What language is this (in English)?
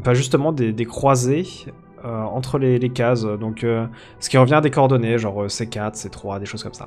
French